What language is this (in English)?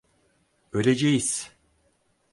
Turkish